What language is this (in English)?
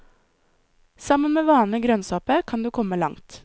Norwegian